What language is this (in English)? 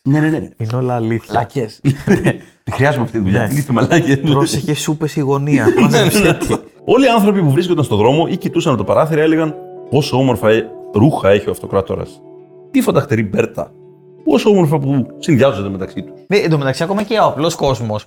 Greek